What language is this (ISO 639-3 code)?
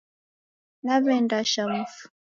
dav